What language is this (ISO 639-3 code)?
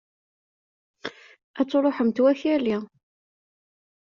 kab